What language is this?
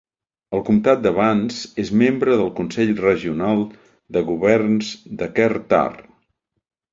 Catalan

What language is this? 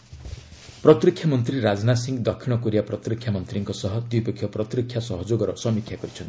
Odia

